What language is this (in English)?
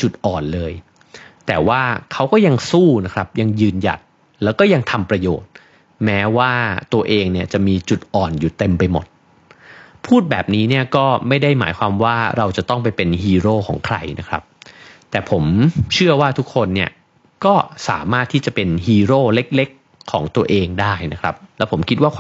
Thai